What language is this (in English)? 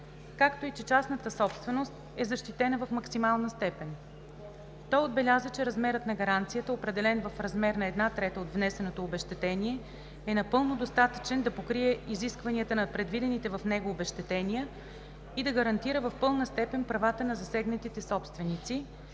Bulgarian